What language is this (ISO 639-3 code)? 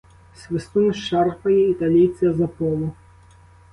ukr